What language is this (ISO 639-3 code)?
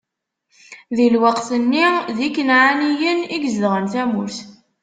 kab